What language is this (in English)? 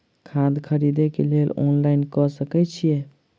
Maithili